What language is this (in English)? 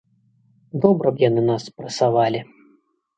Belarusian